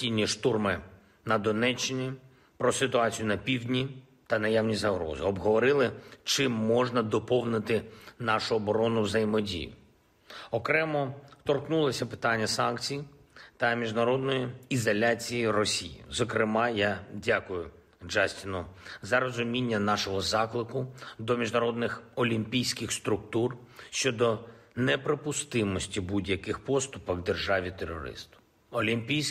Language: Ukrainian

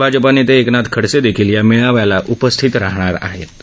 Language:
Marathi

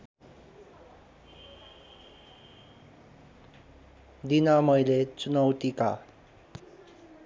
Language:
Nepali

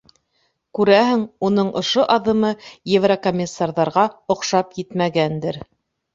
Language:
Bashkir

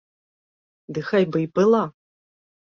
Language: Belarusian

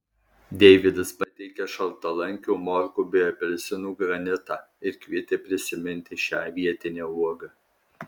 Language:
Lithuanian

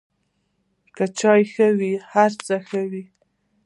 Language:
Pashto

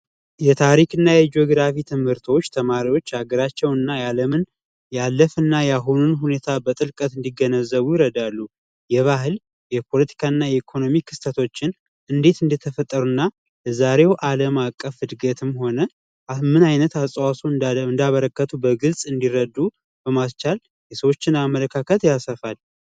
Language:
Amharic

